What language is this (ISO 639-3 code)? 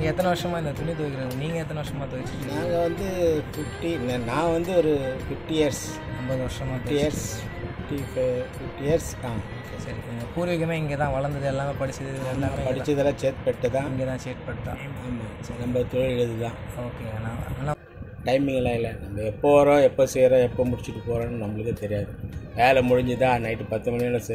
tur